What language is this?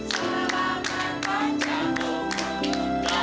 Indonesian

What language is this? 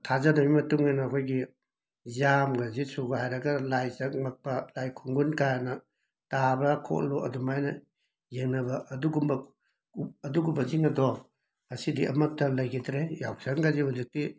Manipuri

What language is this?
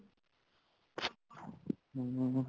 Punjabi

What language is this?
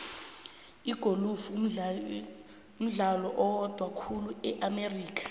South Ndebele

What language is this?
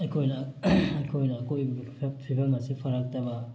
Manipuri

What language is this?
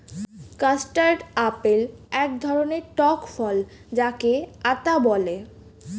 Bangla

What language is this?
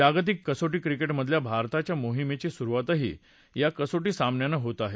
Marathi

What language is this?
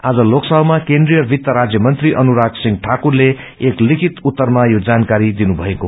Nepali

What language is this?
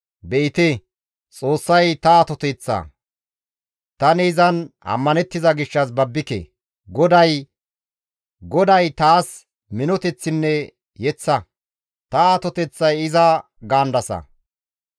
Gamo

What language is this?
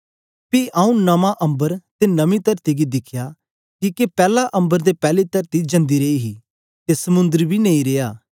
Dogri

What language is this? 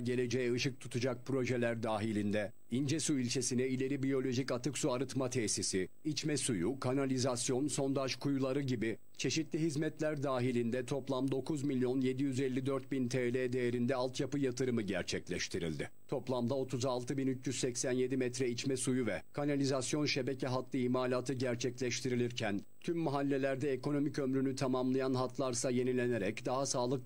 Turkish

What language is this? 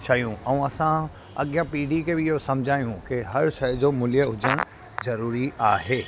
Sindhi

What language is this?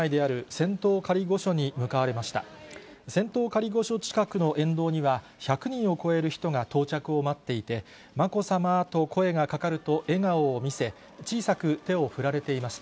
Japanese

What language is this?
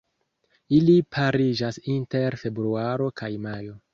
Esperanto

